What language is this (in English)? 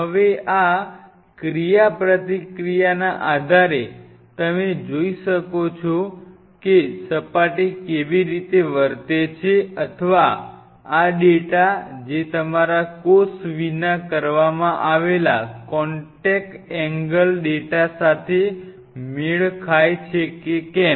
Gujarati